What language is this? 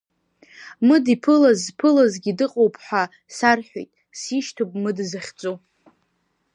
Abkhazian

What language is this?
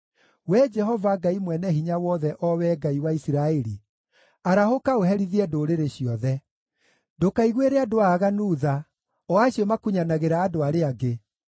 Kikuyu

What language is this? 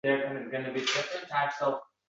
Uzbek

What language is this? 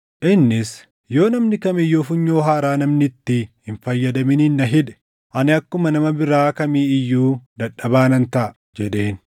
Oromo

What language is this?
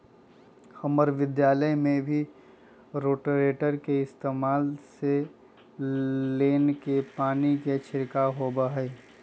Magahi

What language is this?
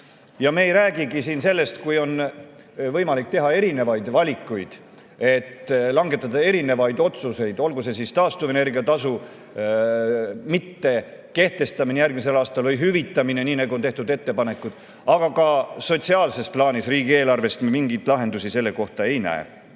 Estonian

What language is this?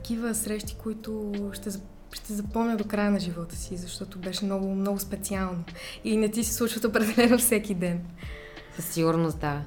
Bulgarian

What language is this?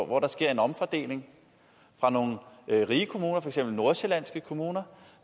Danish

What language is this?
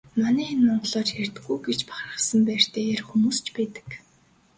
Mongolian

